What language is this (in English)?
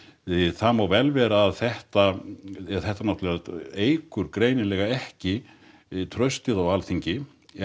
Icelandic